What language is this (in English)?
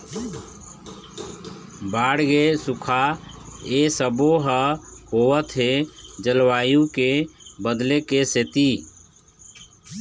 Chhattisgarhi